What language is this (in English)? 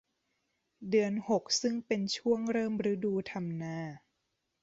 Thai